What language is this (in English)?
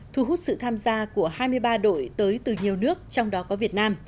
Vietnamese